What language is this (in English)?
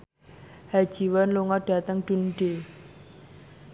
Javanese